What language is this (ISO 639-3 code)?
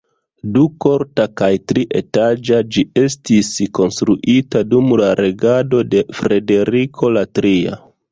epo